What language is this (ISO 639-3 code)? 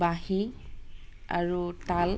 asm